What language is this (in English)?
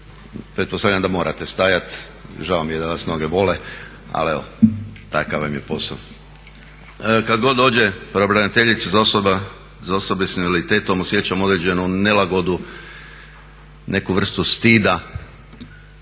Croatian